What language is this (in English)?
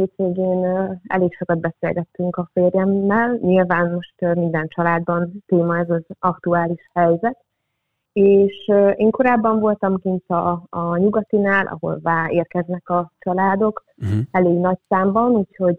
Hungarian